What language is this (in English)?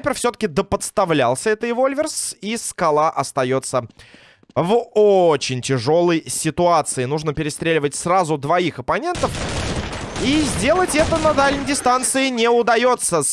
Russian